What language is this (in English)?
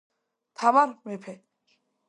Georgian